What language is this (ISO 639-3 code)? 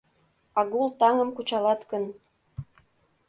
chm